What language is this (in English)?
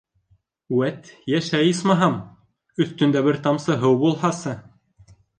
Bashkir